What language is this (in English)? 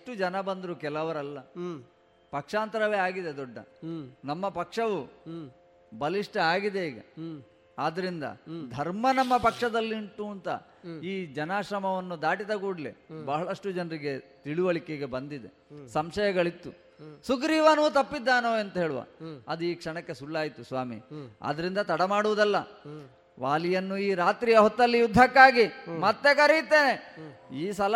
Kannada